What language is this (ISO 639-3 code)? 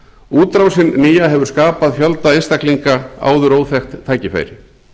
isl